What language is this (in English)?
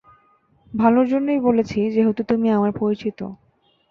Bangla